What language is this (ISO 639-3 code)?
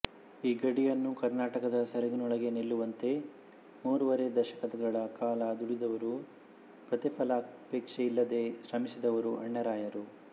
kan